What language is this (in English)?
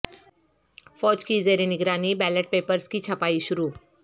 Urdu